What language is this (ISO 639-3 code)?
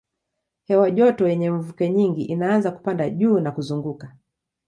swa